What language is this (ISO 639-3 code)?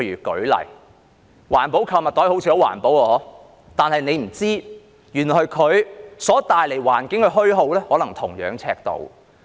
yue